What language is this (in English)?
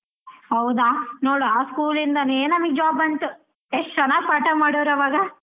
Kannada